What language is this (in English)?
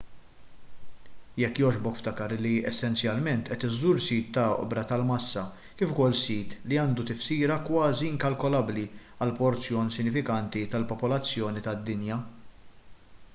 Maltese